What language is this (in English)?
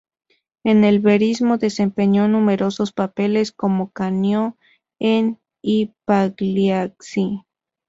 Spanish